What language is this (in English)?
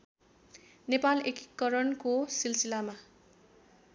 Nepali